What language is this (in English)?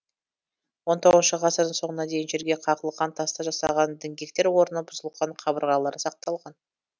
Kazakh